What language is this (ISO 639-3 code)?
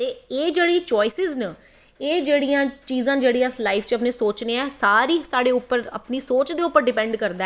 doi